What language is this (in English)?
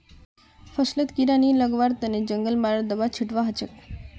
Magahi